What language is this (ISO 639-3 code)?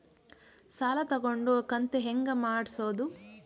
kan